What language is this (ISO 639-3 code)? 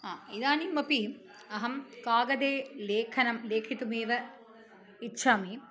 san